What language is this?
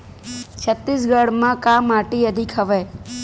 Chhattisgarhi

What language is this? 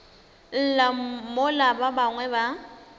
Northern Sotho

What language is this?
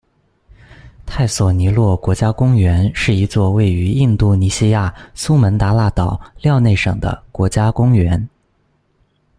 Chinese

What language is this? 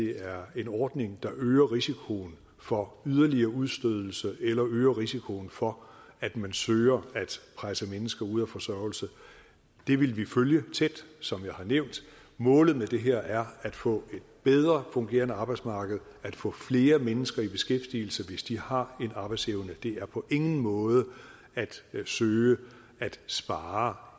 Danish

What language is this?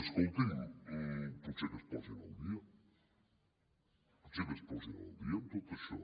Catalan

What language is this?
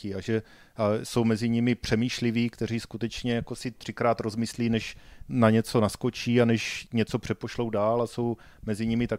Czech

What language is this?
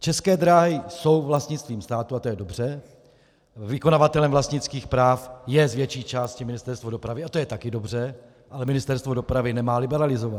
Czech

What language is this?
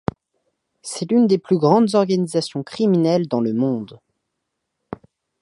French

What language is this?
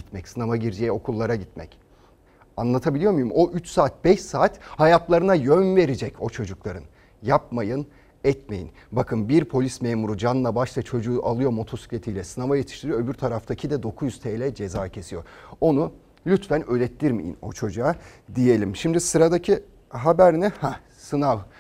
Turkish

